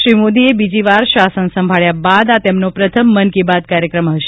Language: Gujarati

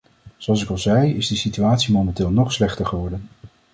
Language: Dutch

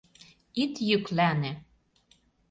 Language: Mari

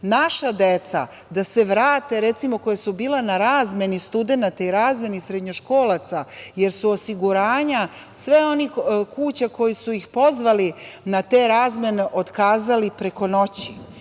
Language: Serbian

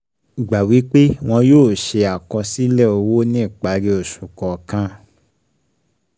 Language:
Yoruba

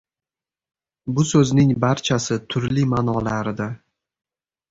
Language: Uzbek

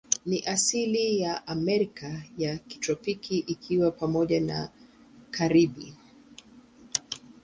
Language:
Swahili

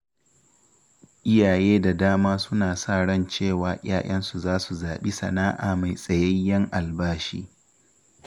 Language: Hausa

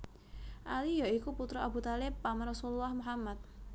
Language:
Javanese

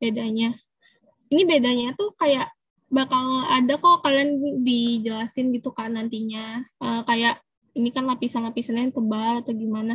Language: Indonesian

